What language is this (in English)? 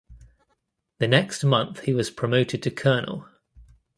English